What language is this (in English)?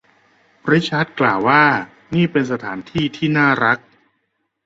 Thai